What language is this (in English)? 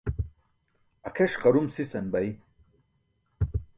Burushaski